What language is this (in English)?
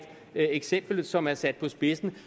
Danish